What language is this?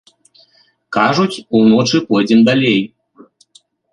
Belarusian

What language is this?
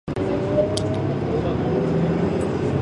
Japanese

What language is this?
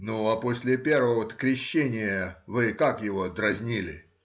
Russian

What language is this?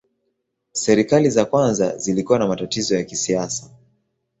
Swahili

